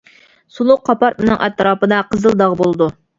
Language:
Uyghur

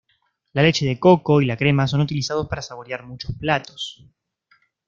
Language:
Spanish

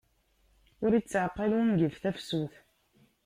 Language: Kabyle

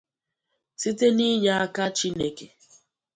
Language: Igbo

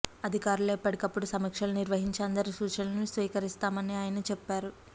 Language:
Telugu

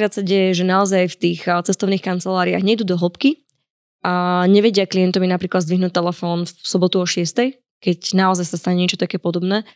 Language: Slovak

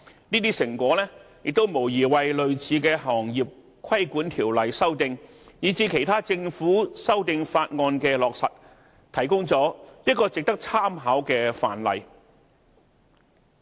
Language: Cantonese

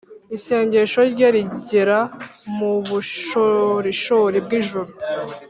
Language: Kinyarwanda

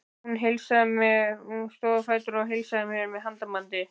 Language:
Icelandic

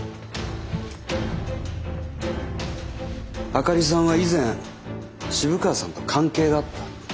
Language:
Japanese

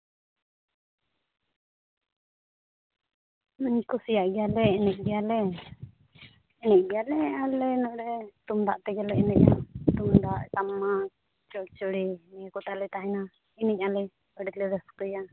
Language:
Santali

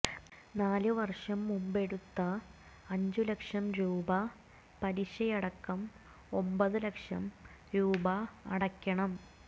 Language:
Malayalam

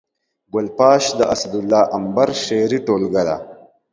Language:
Pashto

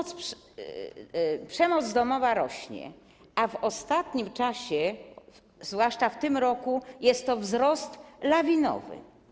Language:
Polish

